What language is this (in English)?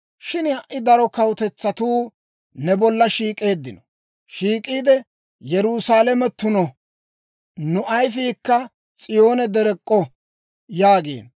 Dawro